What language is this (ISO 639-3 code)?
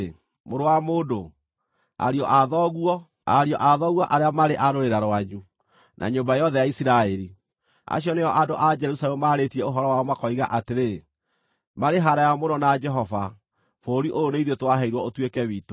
kik